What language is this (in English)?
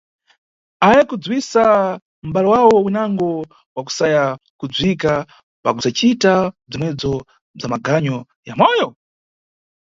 Nyungwe